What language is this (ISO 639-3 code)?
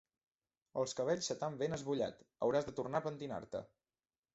cat